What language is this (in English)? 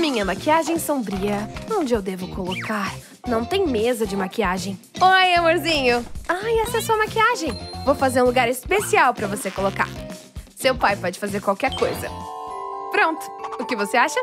Portuguese